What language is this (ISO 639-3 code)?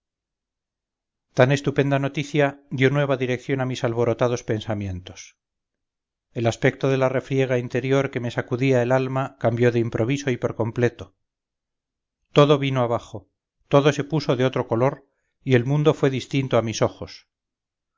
spa